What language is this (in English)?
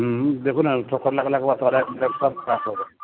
Maithili